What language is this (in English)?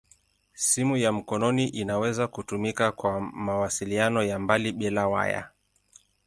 Swahili